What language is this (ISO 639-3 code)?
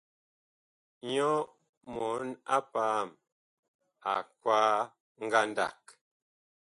bkh